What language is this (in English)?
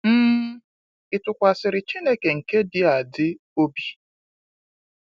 Igbo